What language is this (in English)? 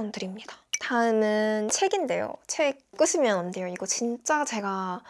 Korean